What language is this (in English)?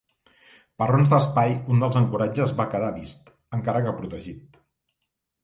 Catalan